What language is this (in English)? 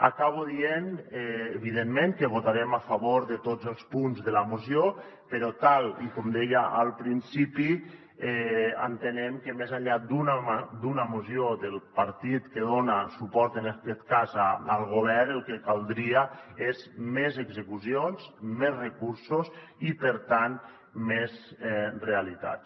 Catalan